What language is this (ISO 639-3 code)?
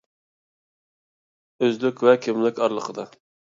uig